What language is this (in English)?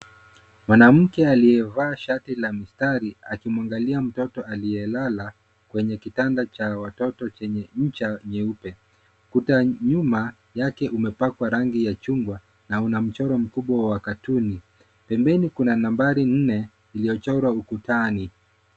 Swahili